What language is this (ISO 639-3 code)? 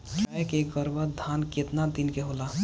bho